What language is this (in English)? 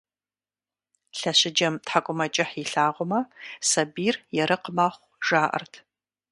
Kabardian